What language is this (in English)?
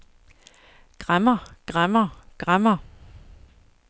Danish